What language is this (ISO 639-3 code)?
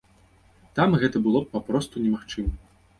bel